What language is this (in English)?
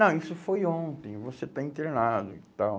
Portuguese